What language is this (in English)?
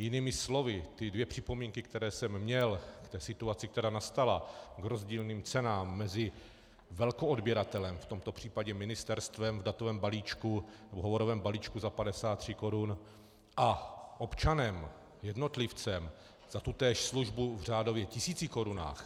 Czech